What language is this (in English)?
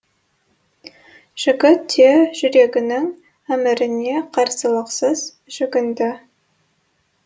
Kazakh